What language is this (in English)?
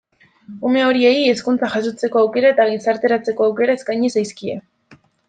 Basque